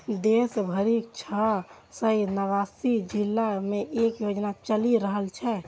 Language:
Maithili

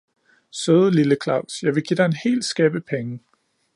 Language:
Danish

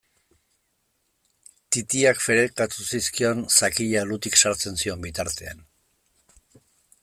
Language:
Basque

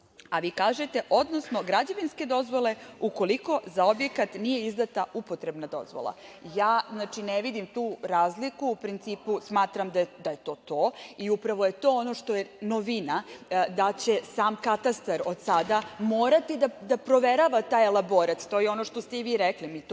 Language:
Serbian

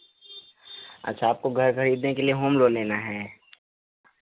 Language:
Hindi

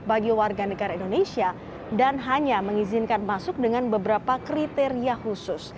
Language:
Indonesian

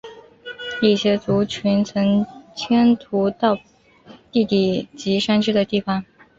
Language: Chinese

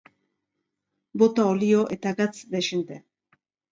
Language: Basque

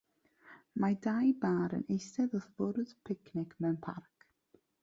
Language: Welsh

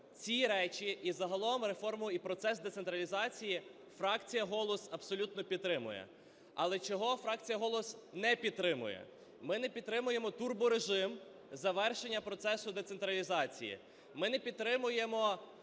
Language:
Ukrainian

